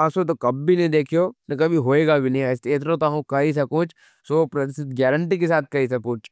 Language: Nimadi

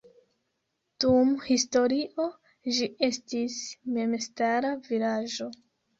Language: Esperanto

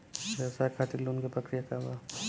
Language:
Bhojpuri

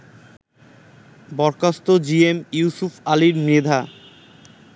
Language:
Bangla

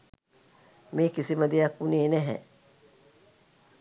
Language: Sinhala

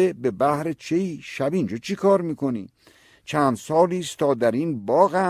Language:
Persian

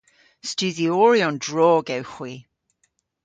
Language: Cornish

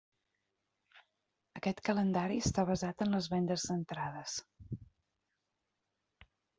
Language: Catalan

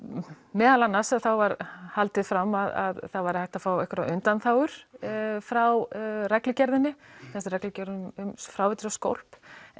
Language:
Icelandic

